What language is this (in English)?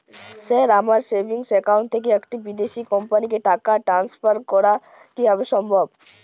Bangla